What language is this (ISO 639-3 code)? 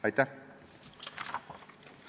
est